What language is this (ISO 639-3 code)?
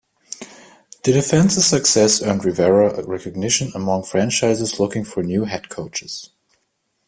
eng